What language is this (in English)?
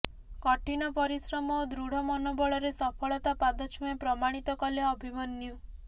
Odia